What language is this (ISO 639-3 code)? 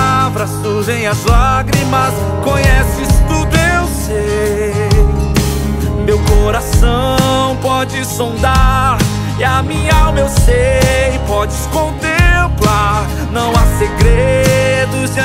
por